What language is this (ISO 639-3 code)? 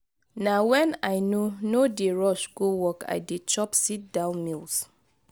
pcm